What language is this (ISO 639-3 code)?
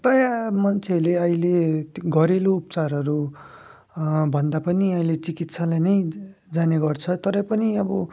nep